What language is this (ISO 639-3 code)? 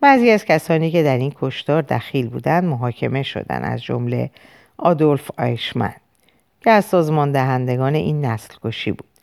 fas